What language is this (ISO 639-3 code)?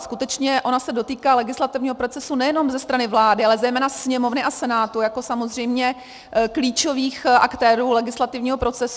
ces